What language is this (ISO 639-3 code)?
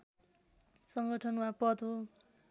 nep